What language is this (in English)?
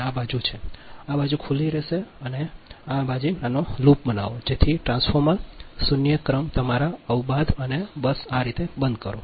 Gujarati